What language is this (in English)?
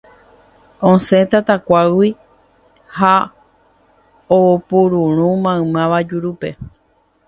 Guarani